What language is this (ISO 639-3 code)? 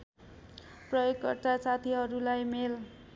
nep